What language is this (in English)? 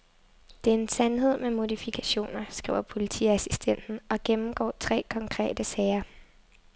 Danish